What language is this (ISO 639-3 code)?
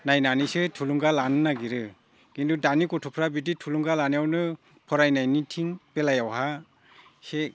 brx